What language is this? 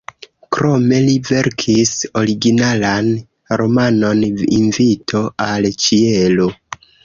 Esperanto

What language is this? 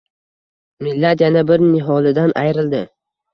Uzbek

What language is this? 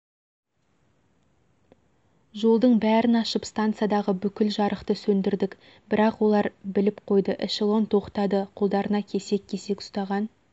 Kazakh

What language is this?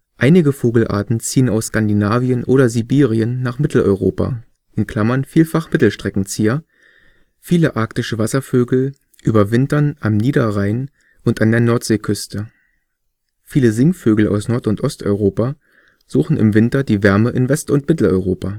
German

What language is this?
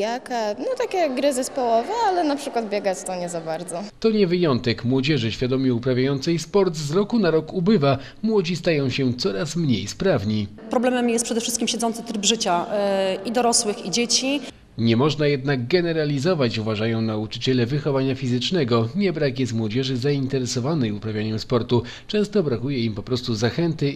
Polish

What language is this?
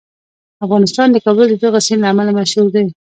Pashto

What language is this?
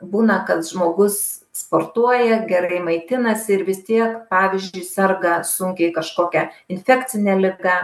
Lithuanian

